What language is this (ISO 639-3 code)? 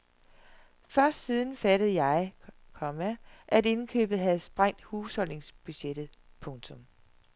dan